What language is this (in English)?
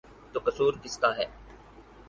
Urdu